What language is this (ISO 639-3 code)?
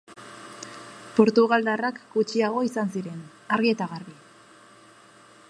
eus